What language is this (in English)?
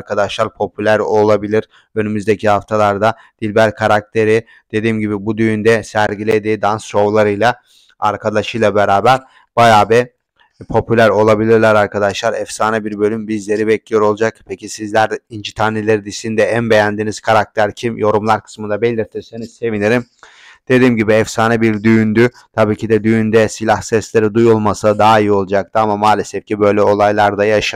Turkish